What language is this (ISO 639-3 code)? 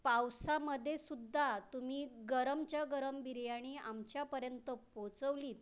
mar